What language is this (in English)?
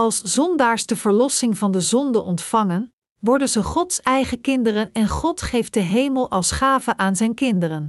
Dutch